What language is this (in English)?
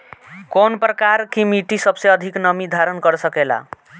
Bhojpuri